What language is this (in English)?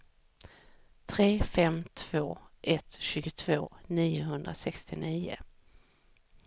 Swedish